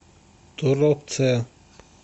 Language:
Russian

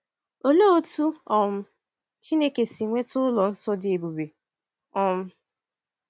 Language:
Igbo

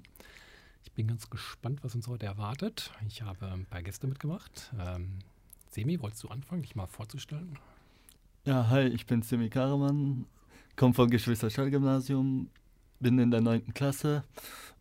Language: German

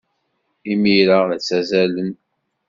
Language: Kabyle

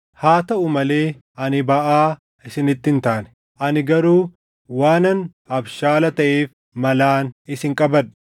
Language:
Oromo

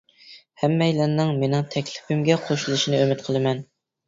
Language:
Uyghur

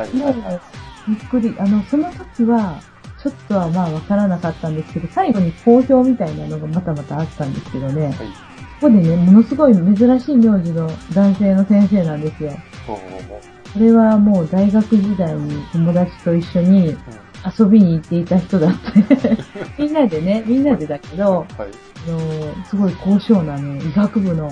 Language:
Japanese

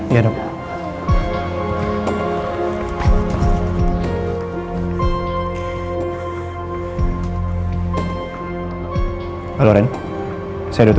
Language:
Indonesian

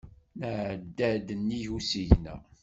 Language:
Kabyle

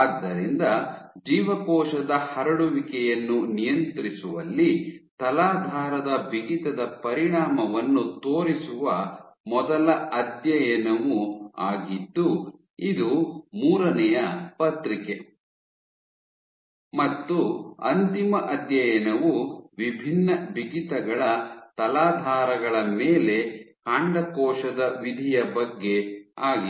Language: Kannada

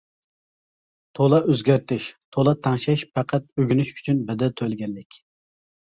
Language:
Uyghur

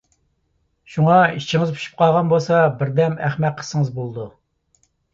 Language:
Uyghur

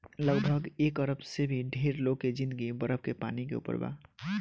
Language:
Bhojpuri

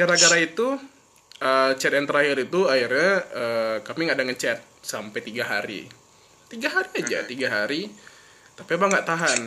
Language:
Indonesian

